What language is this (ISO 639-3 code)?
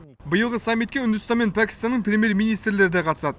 kaz